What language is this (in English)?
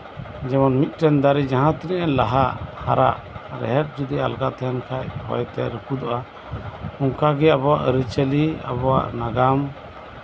Santali